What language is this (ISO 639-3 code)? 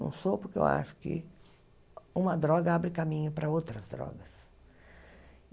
por